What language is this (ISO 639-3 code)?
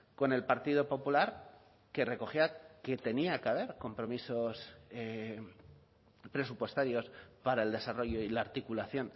spa